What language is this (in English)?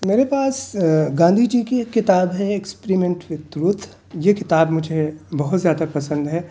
Urdu